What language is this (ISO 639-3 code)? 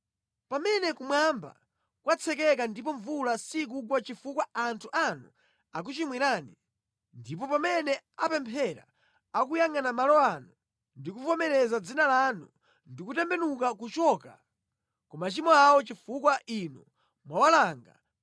nya